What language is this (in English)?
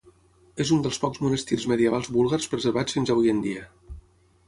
Catalan